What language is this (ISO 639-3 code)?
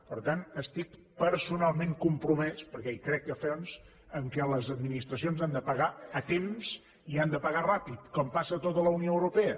cat